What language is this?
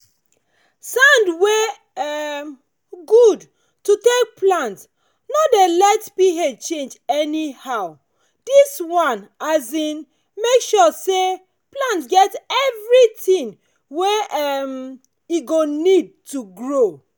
Nigerian Pidgin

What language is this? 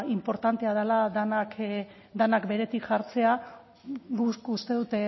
Basque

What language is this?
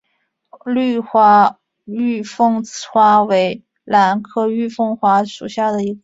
Chinese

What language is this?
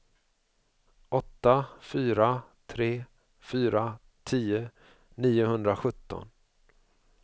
Swedish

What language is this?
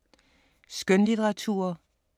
Danish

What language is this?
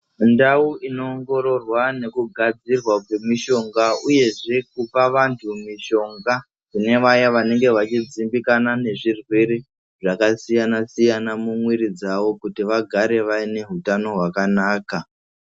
Ndau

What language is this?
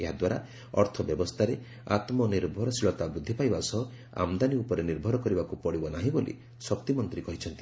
Odia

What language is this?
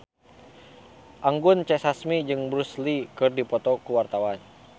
Sundanese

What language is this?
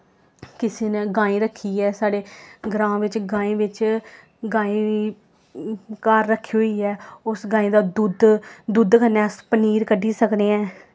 Dogri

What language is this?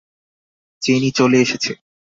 Bangla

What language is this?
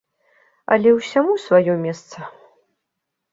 Belarusian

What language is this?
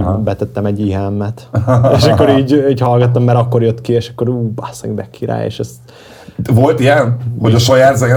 Hungarian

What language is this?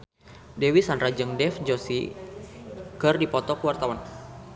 Sundanese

